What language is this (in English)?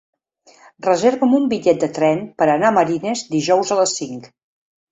Catalan